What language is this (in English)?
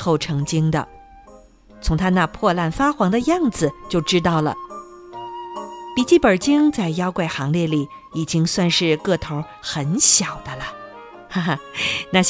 Chinese